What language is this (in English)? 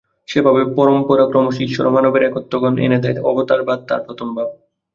Bangla